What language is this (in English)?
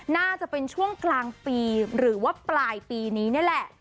Thai